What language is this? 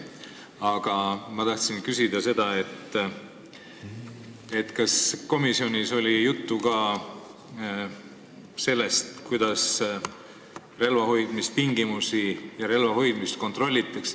Estonian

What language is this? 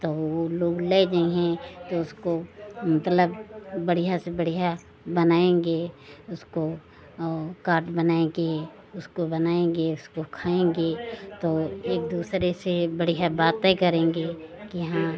Hindi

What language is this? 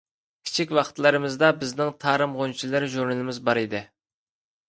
Uyghur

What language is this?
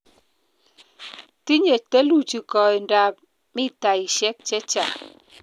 Kalenjin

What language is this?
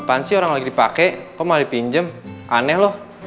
Indonesian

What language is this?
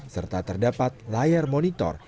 Indonesian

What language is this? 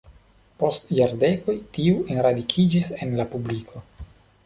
Esperanto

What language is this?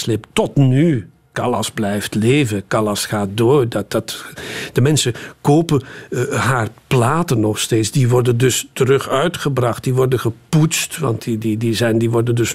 Dutch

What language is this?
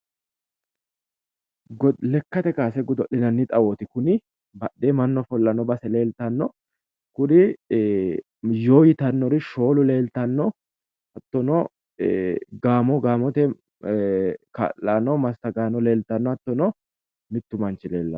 Sidamo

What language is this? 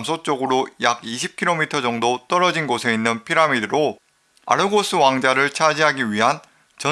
Korean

